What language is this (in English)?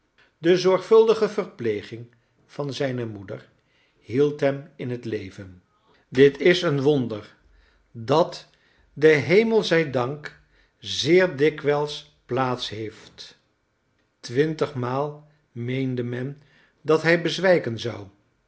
Dutch